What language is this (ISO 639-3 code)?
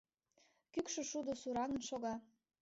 chm